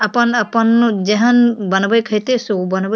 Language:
Maithili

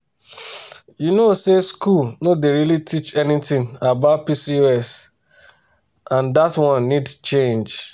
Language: Nigerian Pidgin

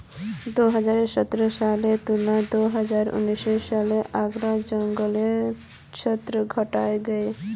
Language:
Magahi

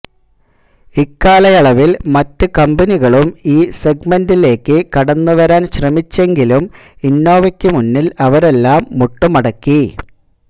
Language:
Malayalam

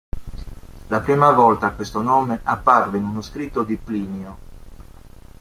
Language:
Italian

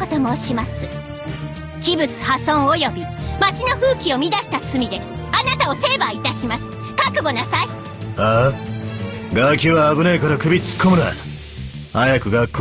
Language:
Japanese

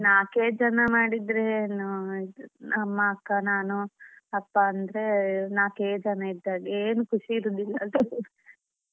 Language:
Kannada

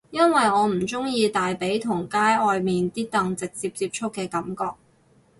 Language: Cantonese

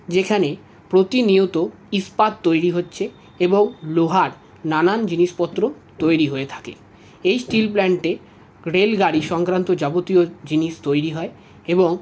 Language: Bangla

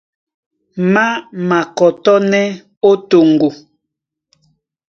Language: Duala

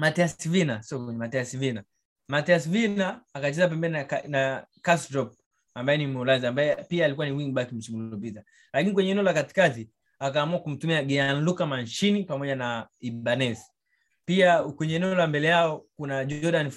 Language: Swahili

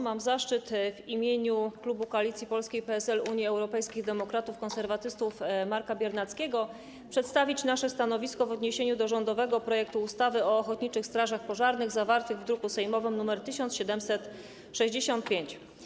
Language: Polish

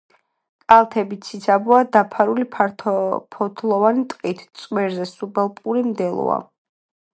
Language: Georgian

